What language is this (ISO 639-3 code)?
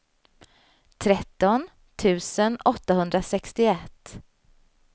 swe